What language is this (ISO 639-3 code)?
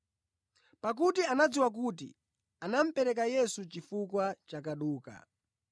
nya